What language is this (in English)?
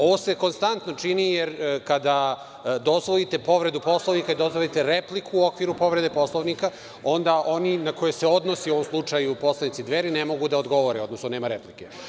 Serbian